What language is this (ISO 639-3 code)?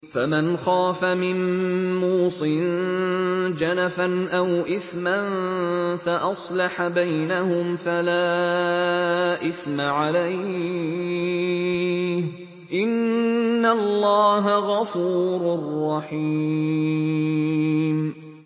ara